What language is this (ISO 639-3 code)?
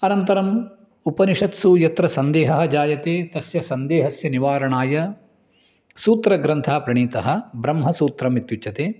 san